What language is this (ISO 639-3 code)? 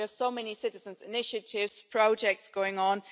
eng